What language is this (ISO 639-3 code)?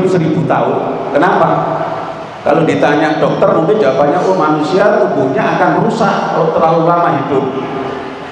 ind